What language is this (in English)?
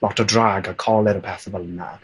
Welsh